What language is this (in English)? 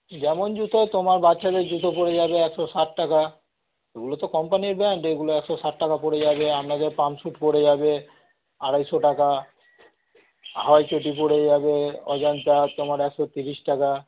Bangla